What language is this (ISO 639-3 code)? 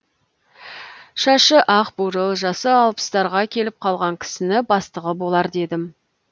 kaz